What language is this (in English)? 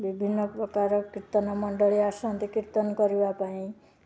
Odia